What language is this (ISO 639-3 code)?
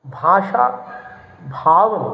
san